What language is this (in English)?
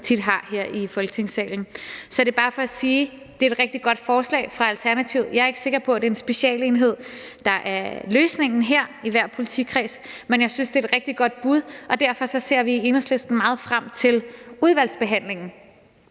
Danish